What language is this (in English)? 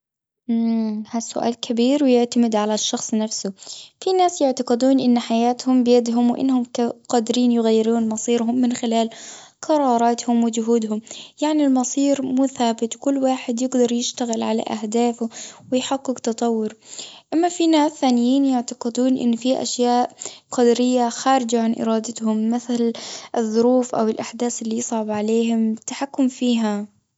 Gulf Arabic